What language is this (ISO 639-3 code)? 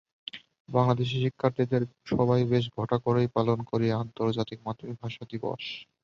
ben